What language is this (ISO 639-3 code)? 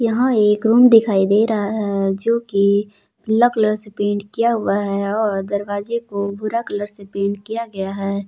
hin